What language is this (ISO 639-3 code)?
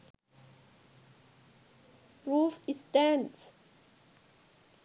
sin